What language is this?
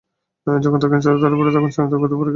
Bangla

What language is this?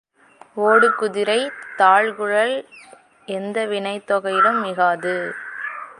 Tamil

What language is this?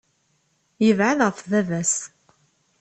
Kabyle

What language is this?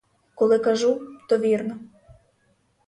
Ukrainian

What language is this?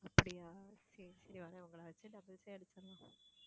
Tamil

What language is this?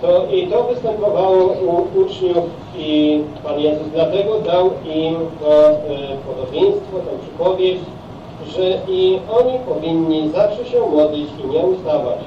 Polish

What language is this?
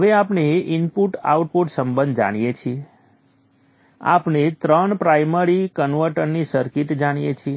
Gujarati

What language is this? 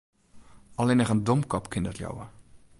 Western Frisian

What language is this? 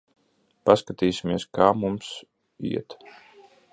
Latvian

